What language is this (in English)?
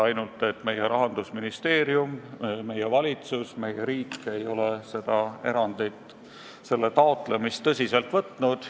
Estonian